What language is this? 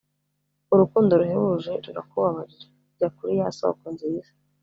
Kinyarwanda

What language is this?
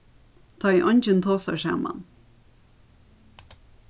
Faroese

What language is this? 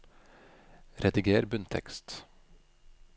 Norwegian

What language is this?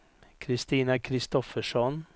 Swedish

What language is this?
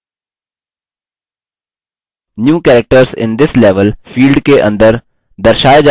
Hindi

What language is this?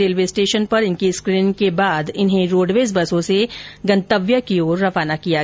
Hindi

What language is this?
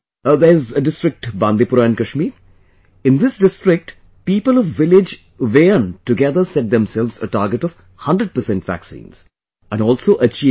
English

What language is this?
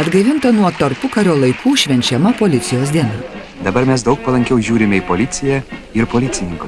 Russian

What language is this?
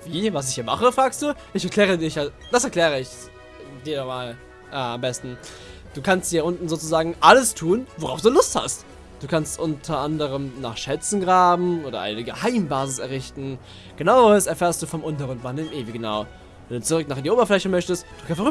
German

